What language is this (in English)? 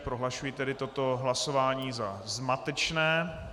Czech